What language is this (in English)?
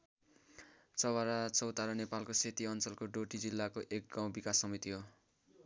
Nepali